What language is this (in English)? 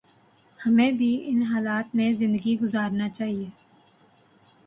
Urdu